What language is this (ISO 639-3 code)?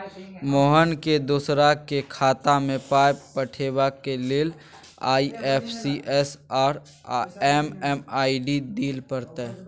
mai